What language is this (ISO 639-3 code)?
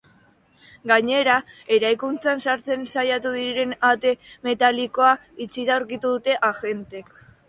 eus